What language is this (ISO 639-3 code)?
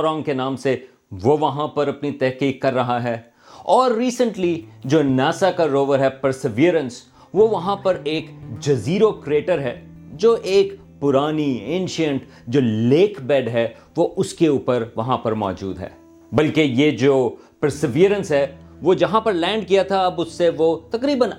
urd